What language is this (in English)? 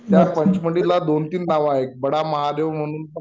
Marathi